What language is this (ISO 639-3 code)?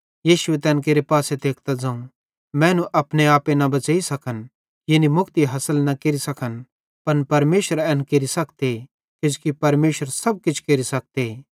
bhd